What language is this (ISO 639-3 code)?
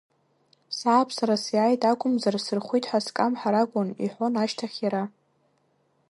abk